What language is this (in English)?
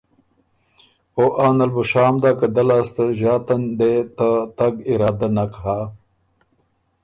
Ormuri